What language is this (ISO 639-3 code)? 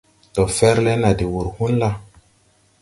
tui